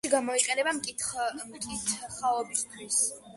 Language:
Georgian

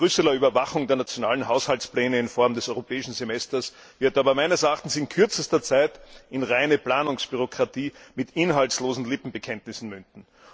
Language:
German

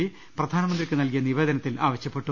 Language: Malayalam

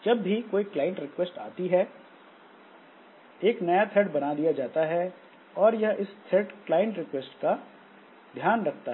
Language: Hindi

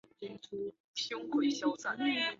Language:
Chinese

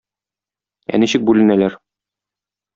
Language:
Tatar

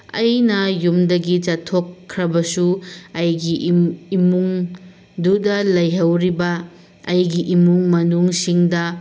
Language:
Manipuri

